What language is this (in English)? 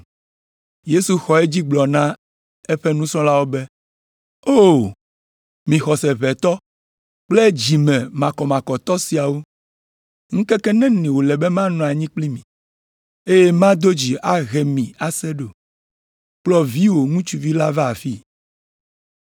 Ewe